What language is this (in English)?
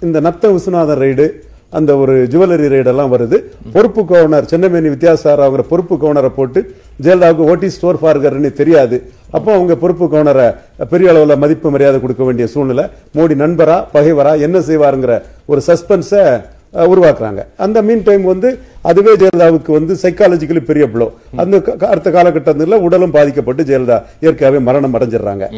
Tamil